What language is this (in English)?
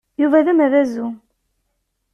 Kabyle